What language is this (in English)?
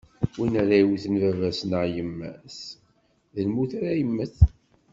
Kabyle